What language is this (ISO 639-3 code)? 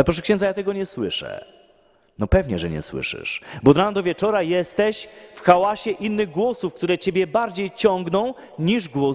pol